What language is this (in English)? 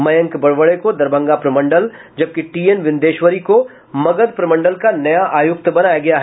Hindi